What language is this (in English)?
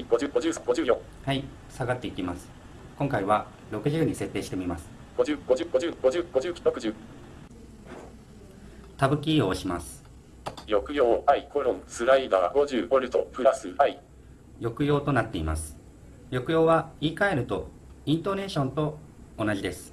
Japanese